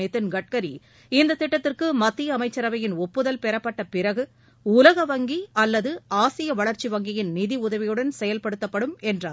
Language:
Tamil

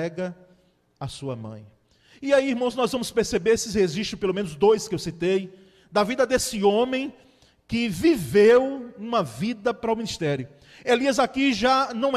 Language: Portuguese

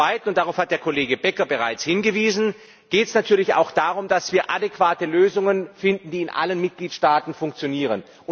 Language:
German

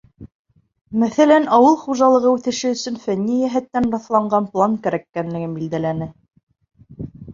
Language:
Bashkir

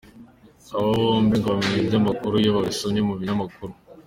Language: Kinyarwanda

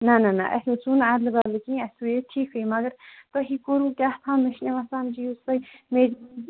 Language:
Kashmiri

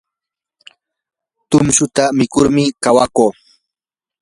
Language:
Yanahuanca Pasco Quechua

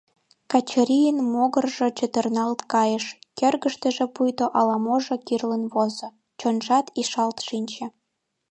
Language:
Mari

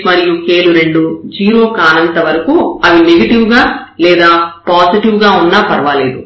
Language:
Telugu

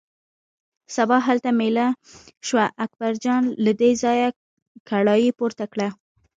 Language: Pashto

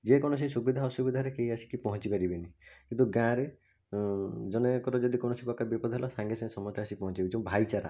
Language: Odia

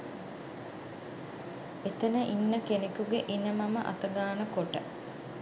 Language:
Sinhala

